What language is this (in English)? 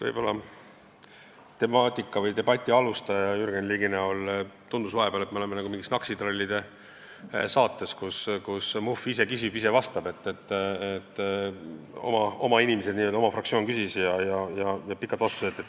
Estonian